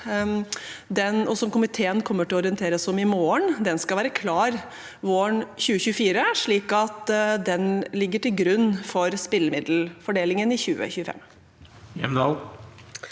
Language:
Norwegian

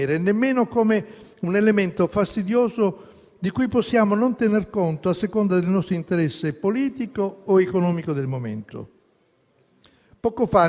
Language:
Italian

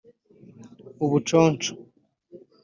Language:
Kinyarwanda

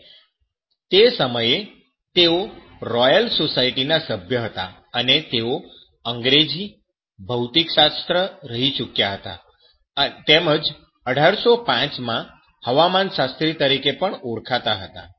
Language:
Gujarati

